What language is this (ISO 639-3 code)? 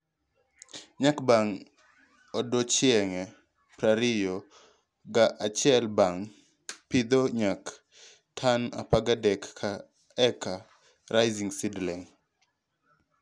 luo